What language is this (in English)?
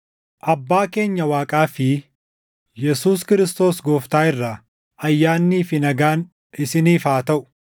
Oromo